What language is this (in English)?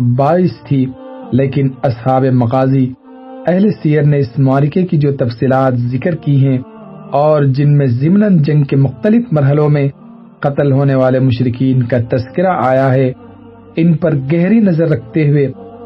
Urdu